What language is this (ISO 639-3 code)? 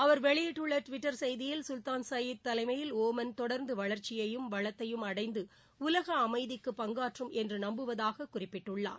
tam